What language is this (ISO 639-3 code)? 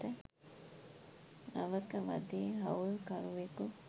sin